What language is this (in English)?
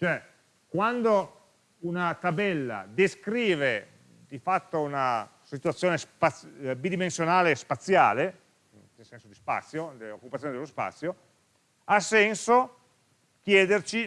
Italian